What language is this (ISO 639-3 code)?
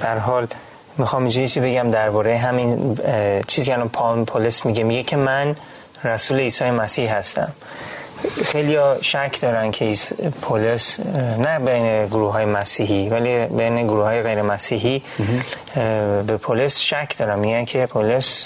fas